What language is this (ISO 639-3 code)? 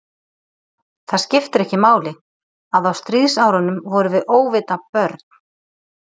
isl